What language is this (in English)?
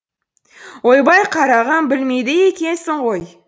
Kazakh